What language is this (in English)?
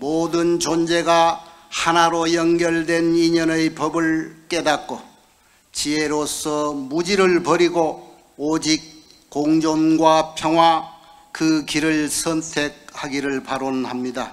Korean